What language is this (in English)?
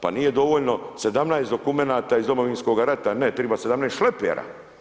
Croatian